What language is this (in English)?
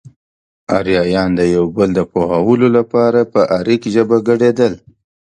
Pashto